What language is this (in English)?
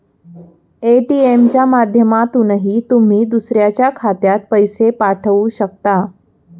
Marathi